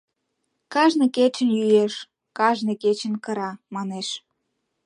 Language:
Mari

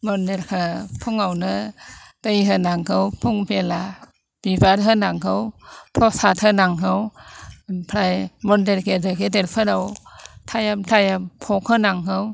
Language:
Bodo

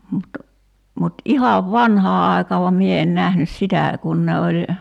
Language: Finnish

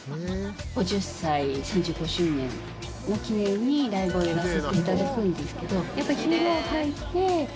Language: Japanese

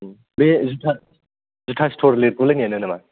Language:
Bodo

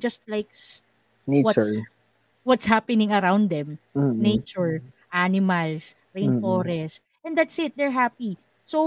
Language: Filipino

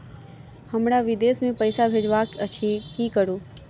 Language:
Maithili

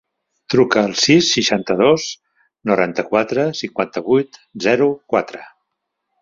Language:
Catalan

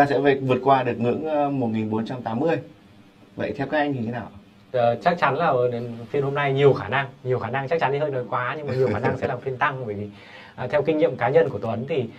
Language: Vietnamese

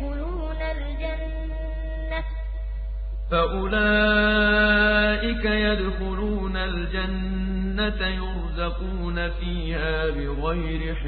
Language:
Arabic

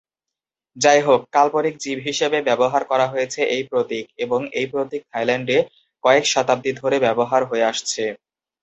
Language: Bangla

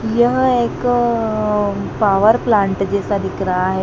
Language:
Hindi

